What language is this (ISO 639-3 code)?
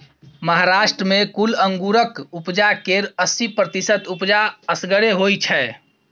mai